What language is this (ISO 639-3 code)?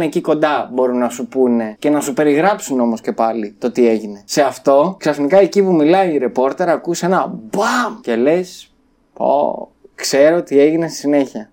ell